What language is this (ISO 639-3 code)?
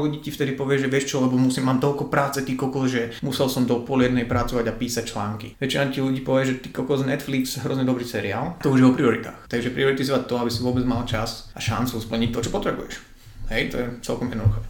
slk